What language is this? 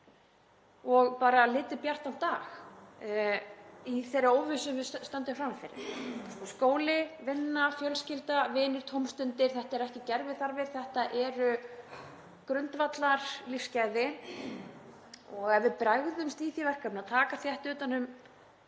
Icelandic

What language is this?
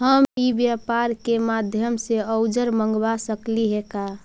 Magahi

